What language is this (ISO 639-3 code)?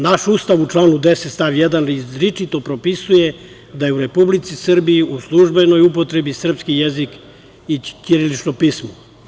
srp